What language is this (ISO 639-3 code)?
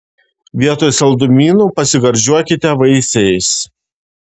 lit